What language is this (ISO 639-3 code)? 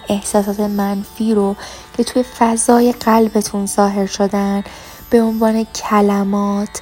fas